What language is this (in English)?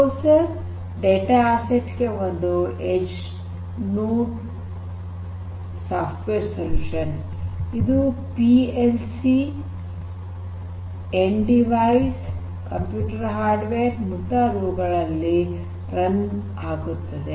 Kannada